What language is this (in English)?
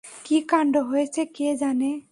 Bangla